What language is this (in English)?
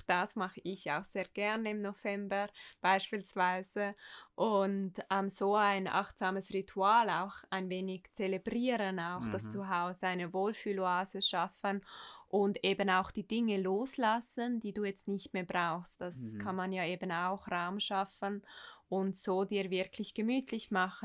German